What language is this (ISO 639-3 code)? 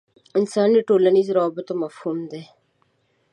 pus